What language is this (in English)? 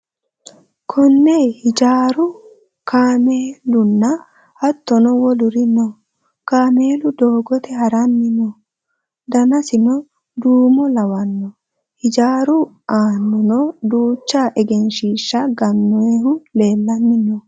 Sidamo